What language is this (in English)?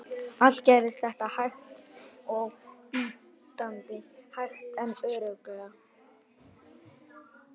Icelandic